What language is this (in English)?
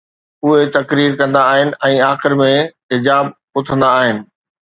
Sindhi